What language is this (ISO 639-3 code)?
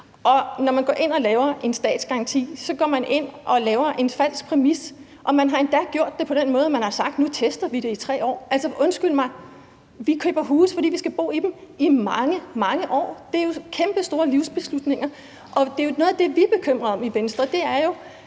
dan